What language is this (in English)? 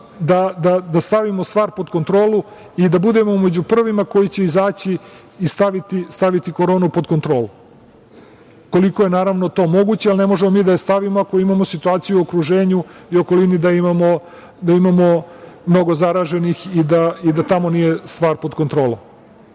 Serbian